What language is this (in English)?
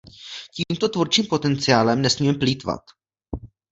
Czech